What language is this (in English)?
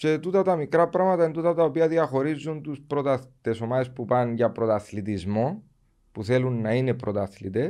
Greek